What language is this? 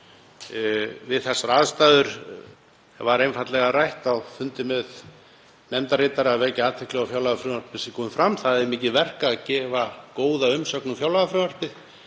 Icelandic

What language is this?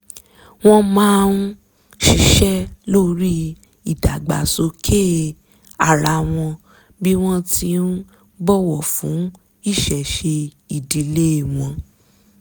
Yoruba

